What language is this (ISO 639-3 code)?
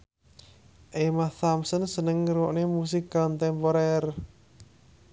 jav